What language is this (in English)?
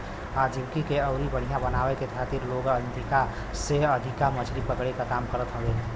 Bhojpuri